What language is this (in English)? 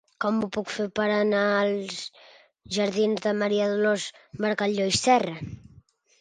Catalan